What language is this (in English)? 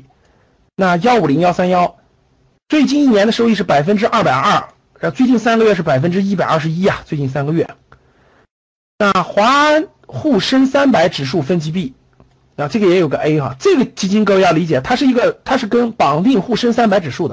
Chinese